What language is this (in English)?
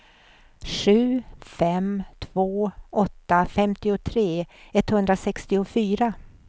Swedish